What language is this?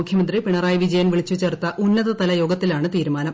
Malayalam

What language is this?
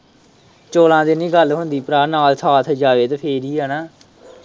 Punjabi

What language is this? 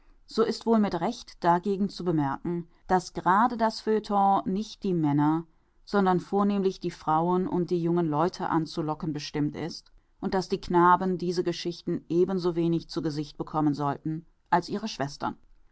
German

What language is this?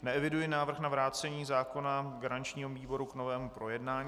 Czech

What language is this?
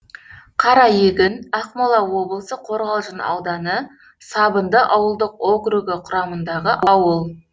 Kazakh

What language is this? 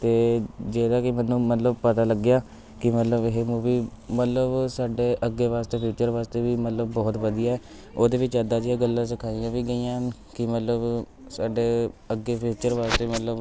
Punjabi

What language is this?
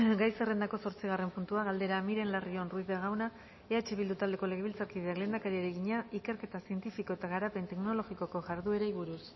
Basque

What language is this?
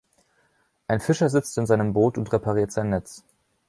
German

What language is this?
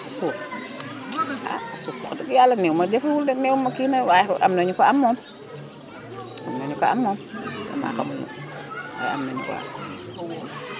Wolof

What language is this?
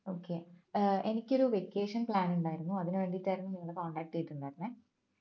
Malayalam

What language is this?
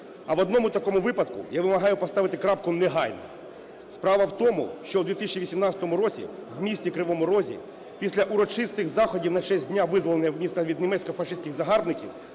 Ukrainian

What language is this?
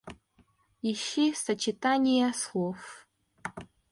Russian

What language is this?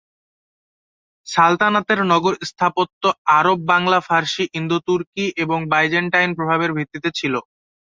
Bangla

